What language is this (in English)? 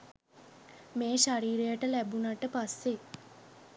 Sinhala